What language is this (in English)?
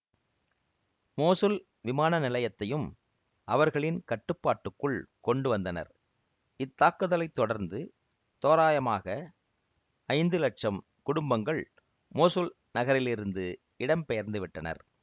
Tamil